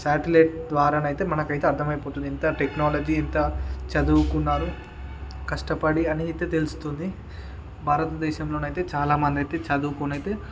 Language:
Telugu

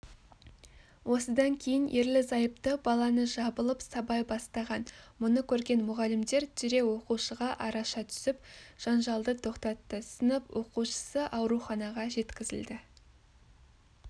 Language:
Kazakh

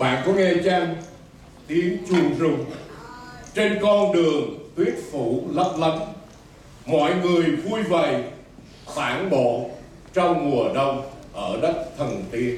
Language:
Vietnamese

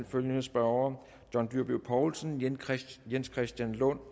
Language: Danish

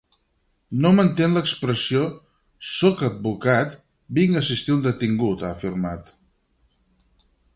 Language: Catalan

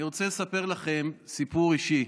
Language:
Hebrew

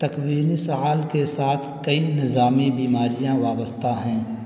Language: Urdu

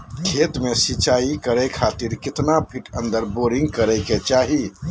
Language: Magahi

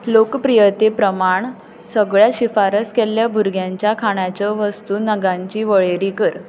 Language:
Konkani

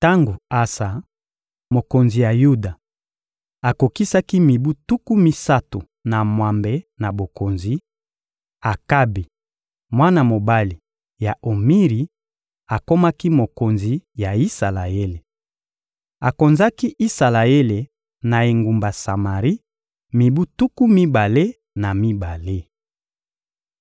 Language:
Lingala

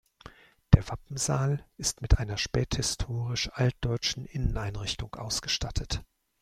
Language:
German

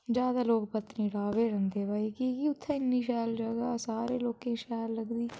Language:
Dogri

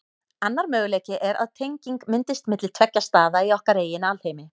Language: Icelandic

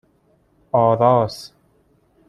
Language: Persian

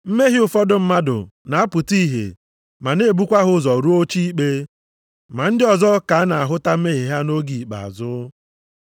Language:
Igbo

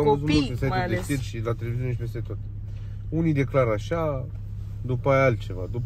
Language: Romanian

